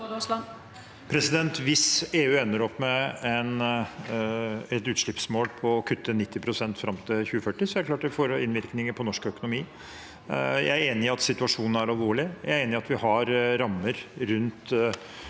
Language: Norwegian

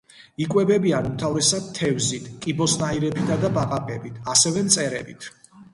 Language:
Georgian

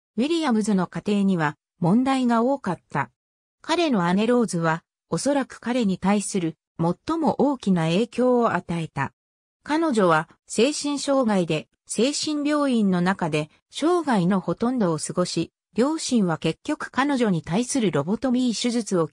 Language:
Japanese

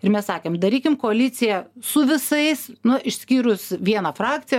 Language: Lithuanian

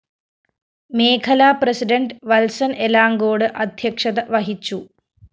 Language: Malayalam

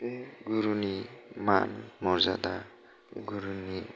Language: Bodo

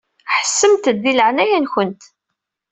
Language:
Kabyle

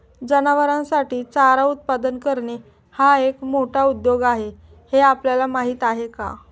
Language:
Marathi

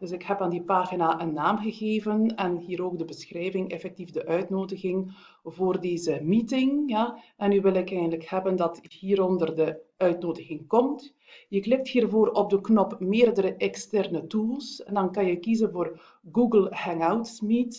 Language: Dutch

